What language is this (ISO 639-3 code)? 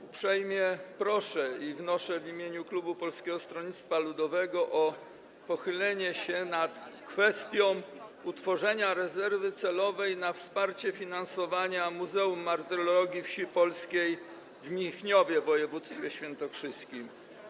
pol